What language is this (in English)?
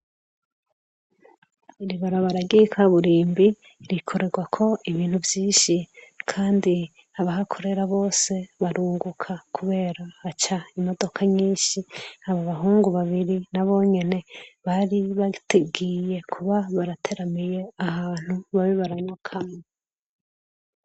Rundi